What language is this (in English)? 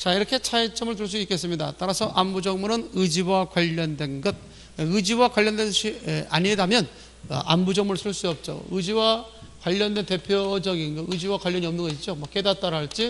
Korean